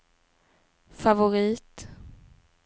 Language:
Swedish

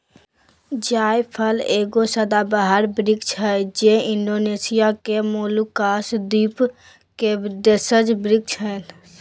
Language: Magahi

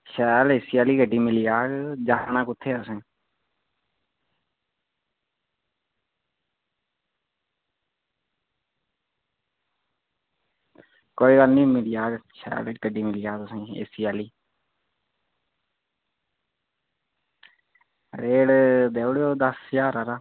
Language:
Dogri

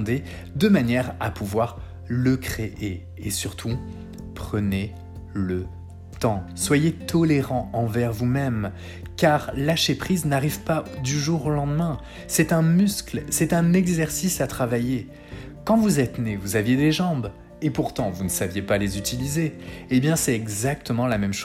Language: French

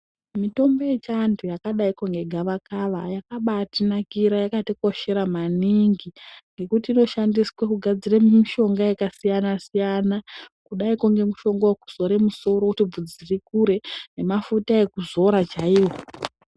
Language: Ndau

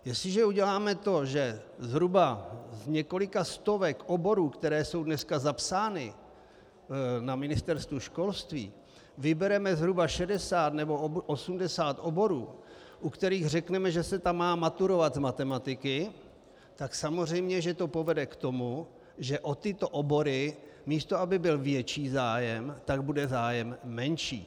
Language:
Czech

